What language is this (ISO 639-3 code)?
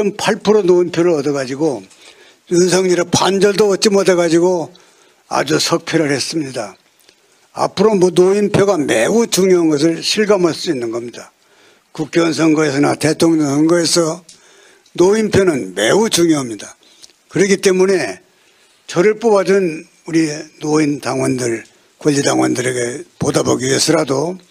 kor